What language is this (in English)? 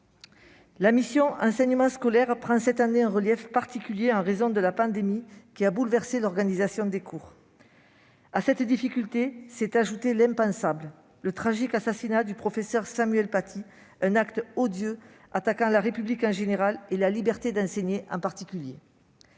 French